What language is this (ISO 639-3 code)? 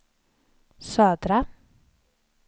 swe